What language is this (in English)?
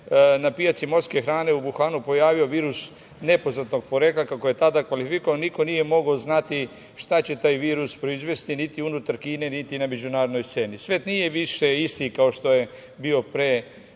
Serbian